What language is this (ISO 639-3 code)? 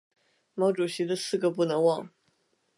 zho